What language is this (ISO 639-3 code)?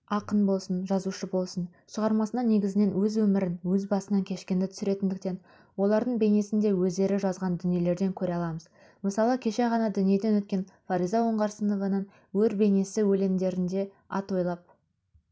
kaz